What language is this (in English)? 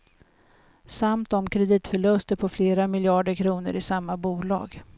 Swedish